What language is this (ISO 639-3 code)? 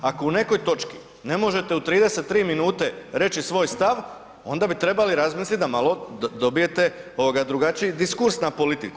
hrv